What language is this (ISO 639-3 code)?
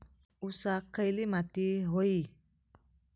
mar